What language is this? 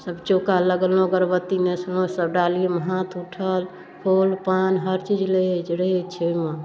Maithili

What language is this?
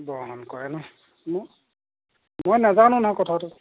Assamese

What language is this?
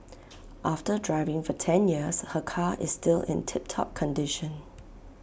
English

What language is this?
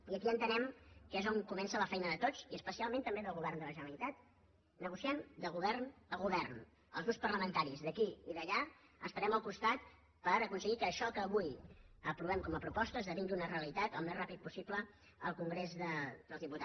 Catalan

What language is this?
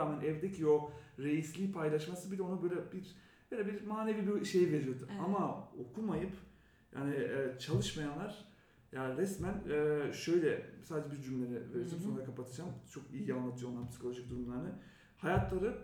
Turkish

